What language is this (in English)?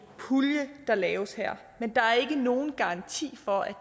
Danish